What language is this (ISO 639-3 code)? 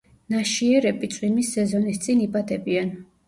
kat